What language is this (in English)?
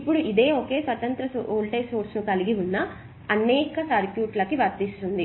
Telugu